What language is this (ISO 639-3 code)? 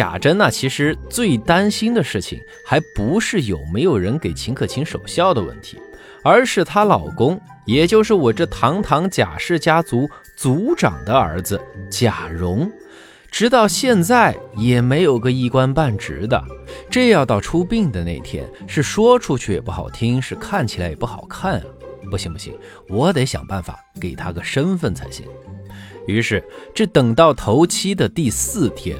zho